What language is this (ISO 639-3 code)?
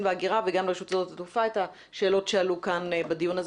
heb